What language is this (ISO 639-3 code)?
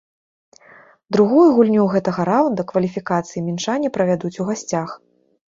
bel